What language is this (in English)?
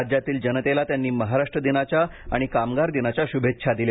Marathi